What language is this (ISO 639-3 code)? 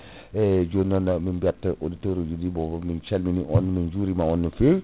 ful